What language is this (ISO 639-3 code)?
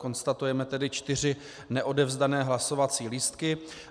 ces